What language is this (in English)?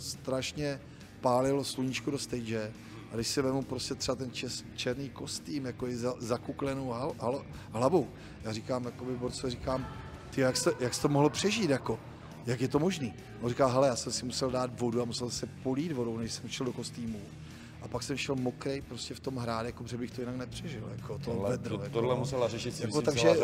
Czech